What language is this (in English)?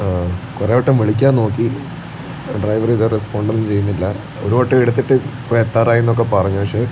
Malayalam